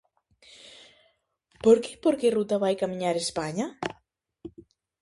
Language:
Galician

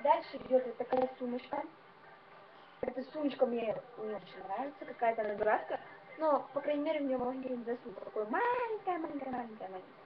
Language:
Russian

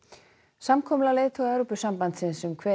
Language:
Icelandic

